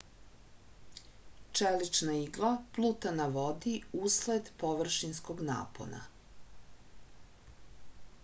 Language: Serbian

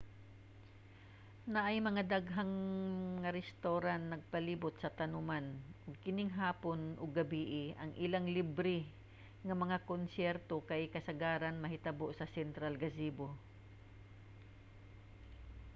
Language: Cebuano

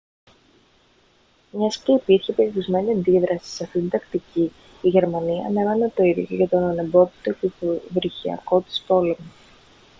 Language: Greek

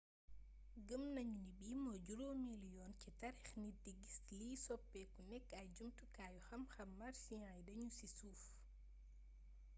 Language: Wolof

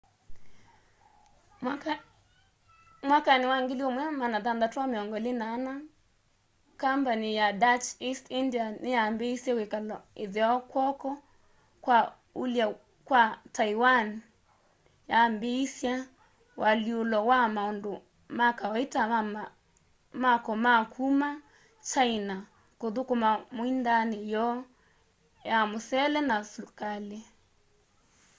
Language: Kamba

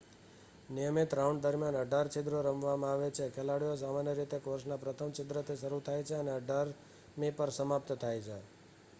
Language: Gujarati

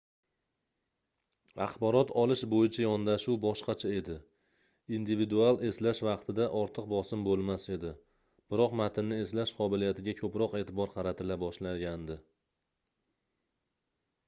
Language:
Uzbek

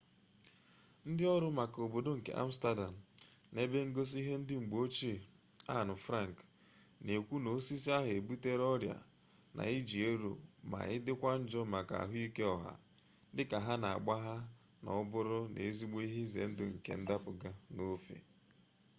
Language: Igbo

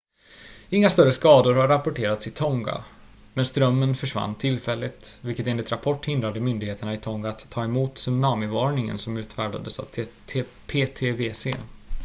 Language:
Swedish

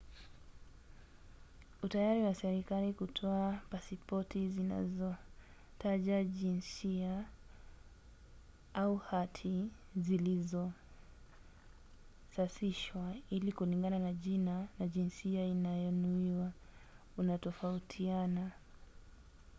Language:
Swahili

